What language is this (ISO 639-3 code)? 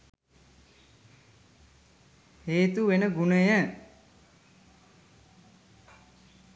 sin